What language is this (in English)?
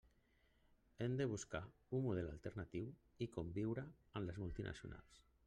Catalan